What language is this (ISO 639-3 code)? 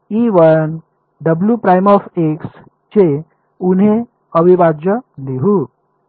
mar